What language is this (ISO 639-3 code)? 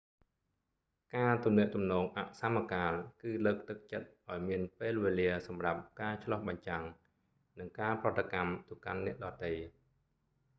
khm